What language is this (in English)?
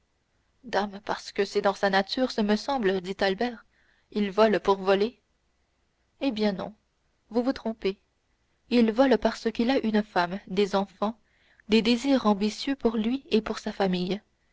French